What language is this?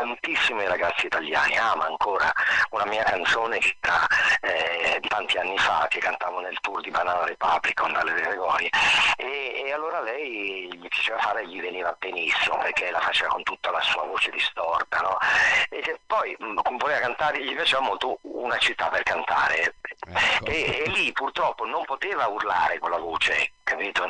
Italian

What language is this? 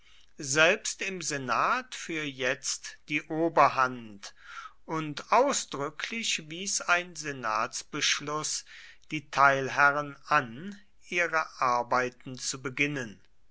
German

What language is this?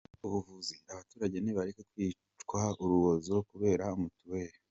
Kinyarwanda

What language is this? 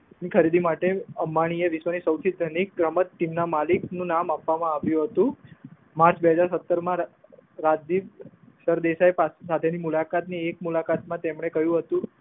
Gujarati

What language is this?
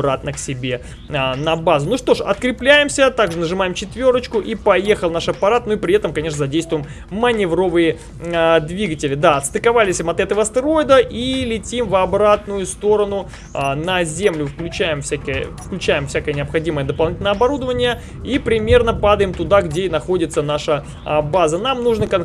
Russian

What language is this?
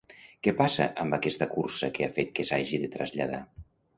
Catalan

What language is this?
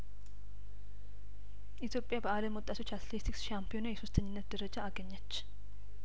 Amharic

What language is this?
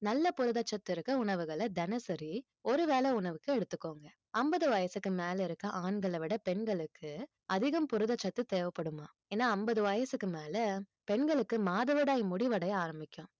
Tamil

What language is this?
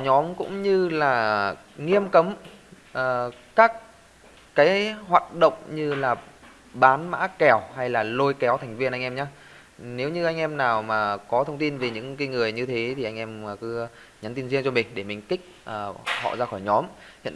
Vietnamese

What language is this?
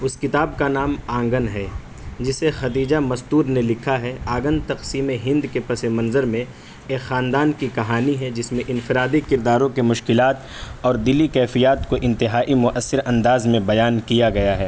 Urdu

